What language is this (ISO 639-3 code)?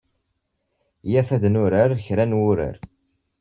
kab